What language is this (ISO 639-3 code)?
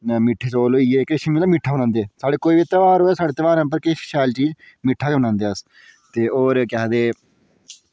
doi